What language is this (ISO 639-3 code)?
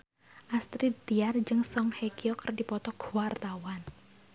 sun